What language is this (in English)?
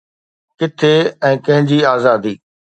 Sindhi